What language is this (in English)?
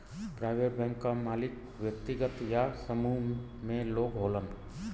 Bhojpuri